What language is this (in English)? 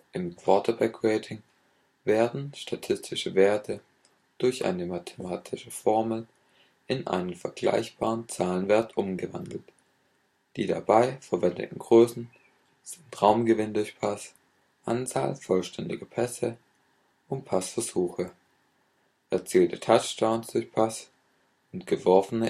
German